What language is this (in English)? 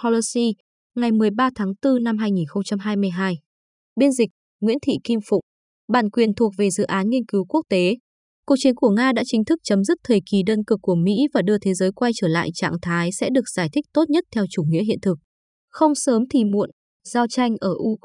Vietnamese